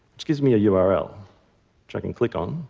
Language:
English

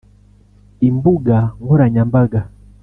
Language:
Kinyarwanda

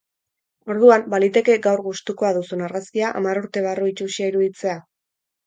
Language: Basque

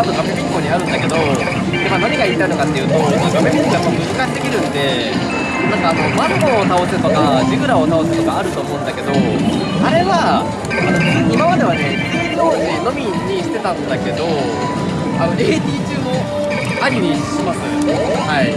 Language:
Japanese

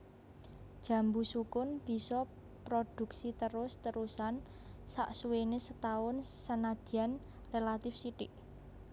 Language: Javanese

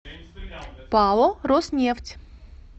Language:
Russian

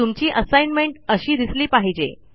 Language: Marathi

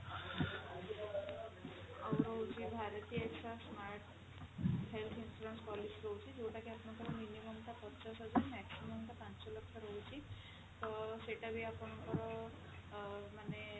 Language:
Odia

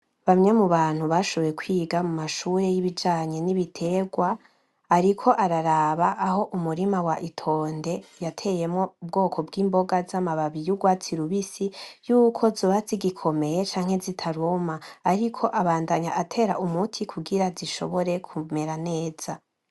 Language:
Rundi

